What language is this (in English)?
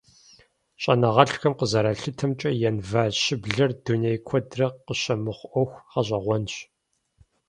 Kabardian